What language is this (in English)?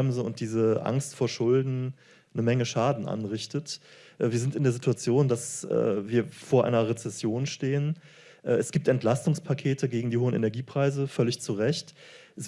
German